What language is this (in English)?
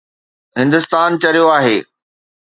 Sindhi